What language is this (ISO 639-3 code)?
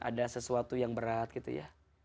ind